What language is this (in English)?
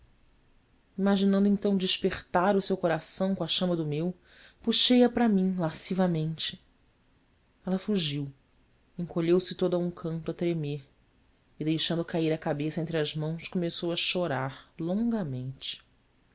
Portuguese